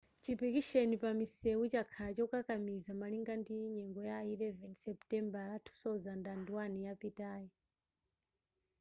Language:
Nyanja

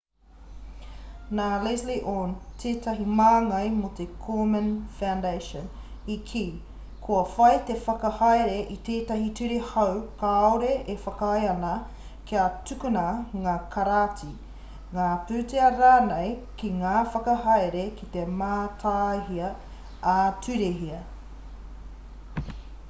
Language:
Māori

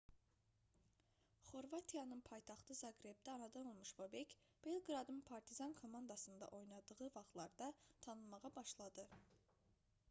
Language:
Azerbaijani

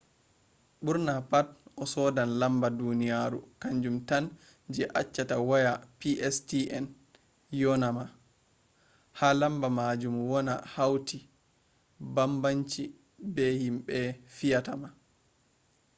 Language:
Fula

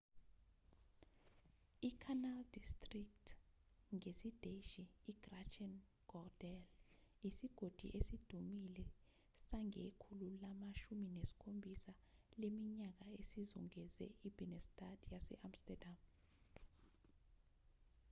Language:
Zulu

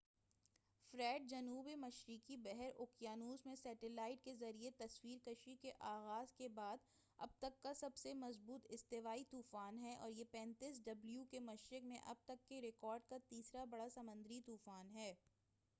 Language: Urdu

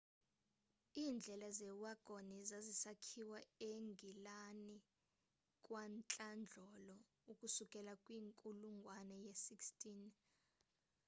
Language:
Xhosa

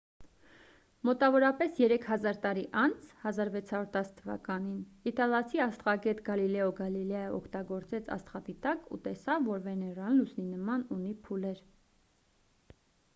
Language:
Armenian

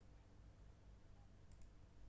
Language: Central Kurdish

